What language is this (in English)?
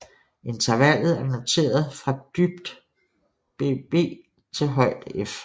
Danish